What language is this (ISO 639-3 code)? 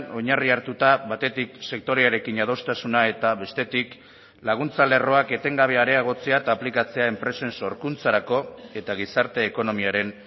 eus